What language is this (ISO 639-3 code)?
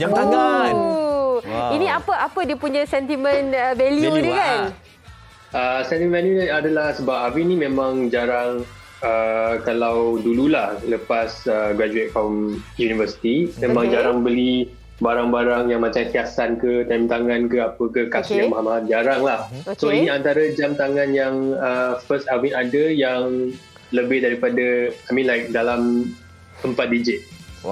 msa